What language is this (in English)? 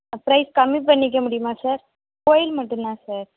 Tamil